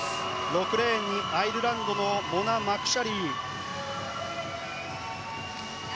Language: Japanese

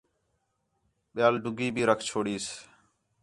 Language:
Khetrani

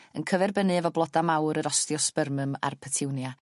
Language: Welsh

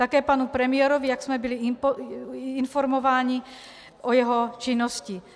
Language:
Czech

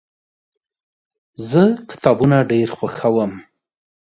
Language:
Pashto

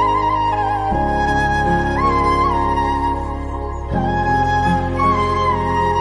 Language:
Hindi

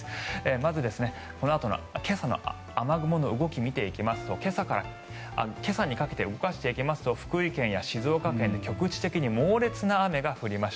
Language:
Japanese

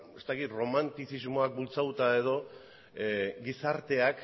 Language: Basque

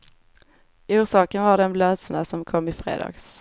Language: Swedish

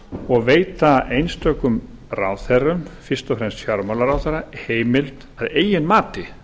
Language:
Icelandic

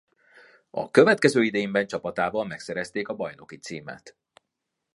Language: Hungarian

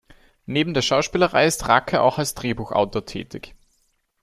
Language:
German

